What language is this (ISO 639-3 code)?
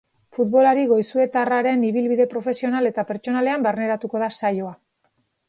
eus